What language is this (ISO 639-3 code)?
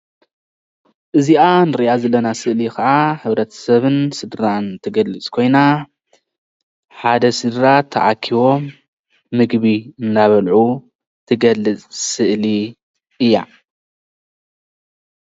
tir